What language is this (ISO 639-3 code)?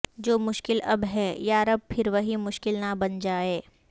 urd